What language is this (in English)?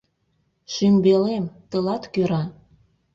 Mari